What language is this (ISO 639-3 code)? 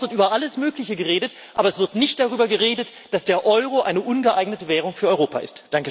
deu